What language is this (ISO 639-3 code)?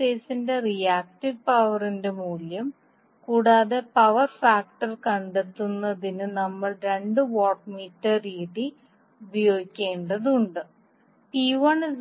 mal